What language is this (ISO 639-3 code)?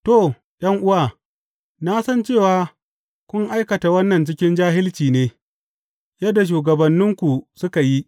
hau